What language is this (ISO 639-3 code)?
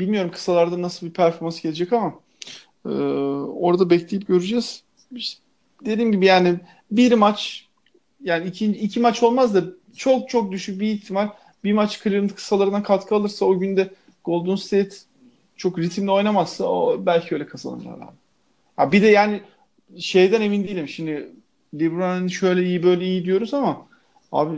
tur